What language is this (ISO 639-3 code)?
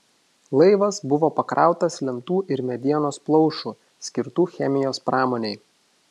lit